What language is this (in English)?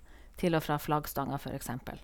Norwegian